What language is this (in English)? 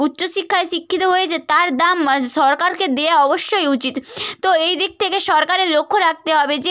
Bangla